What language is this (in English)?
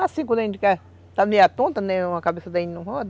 Portuguese